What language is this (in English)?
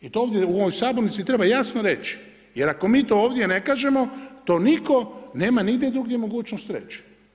Croatian